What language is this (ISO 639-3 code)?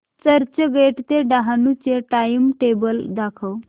mar